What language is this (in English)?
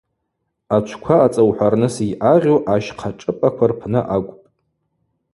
Abaza